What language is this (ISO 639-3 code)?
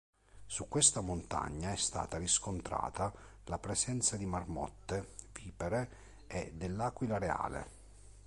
ita